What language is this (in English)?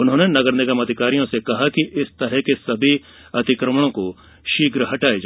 Hindi